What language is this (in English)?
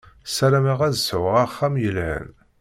Kabyle